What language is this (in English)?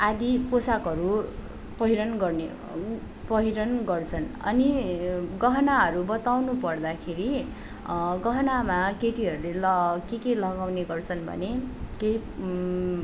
Nepali